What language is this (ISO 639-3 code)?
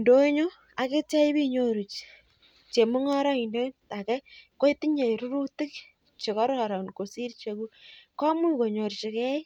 kln